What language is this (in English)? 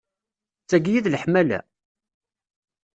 Kabyle